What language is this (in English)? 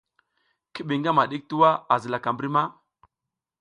South Giziga